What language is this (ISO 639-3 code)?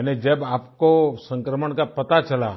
hin